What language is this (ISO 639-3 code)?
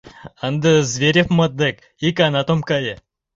chm